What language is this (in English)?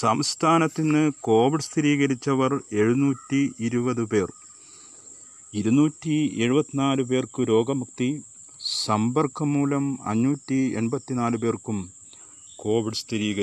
Malayalam